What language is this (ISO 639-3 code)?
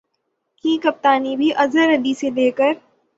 urd